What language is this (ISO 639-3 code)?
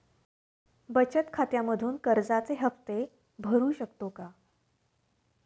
mar